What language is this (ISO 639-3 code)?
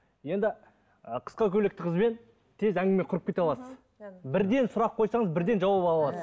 kaz